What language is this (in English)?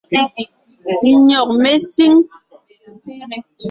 Ngiemboon